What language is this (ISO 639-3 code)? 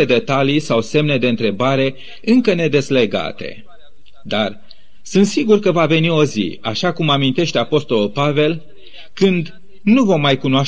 ron